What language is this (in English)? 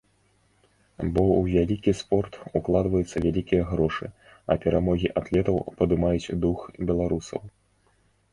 Belarusian